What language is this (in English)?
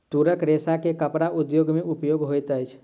Maithili